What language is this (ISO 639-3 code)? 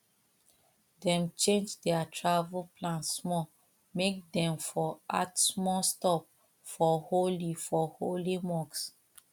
pcm